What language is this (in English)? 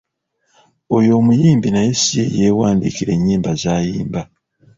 Ganda